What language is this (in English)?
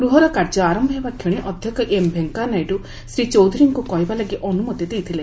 Odia